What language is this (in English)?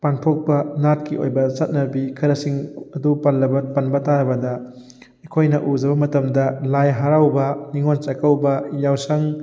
Manipuri